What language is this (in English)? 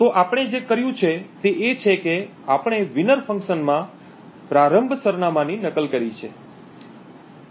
Gujarati